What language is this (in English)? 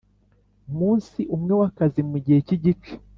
Kinyarwanda